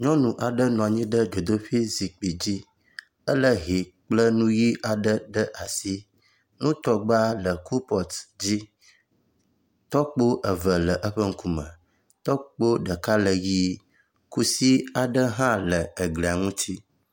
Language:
Ewe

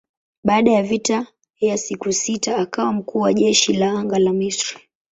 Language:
Swahili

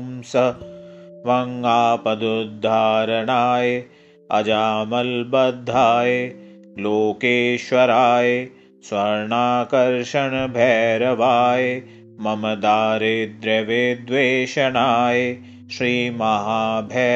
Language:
Hindi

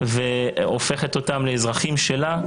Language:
Hebrew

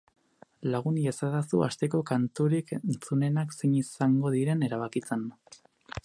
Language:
Basque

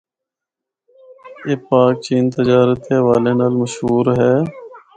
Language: Northern Hindko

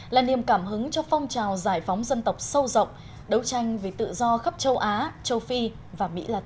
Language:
Vietnamese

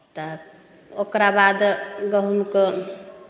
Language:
Maithili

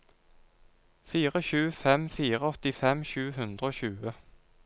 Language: Norwegian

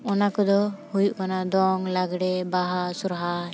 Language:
Santali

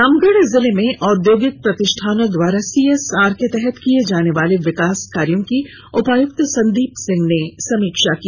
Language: Hindi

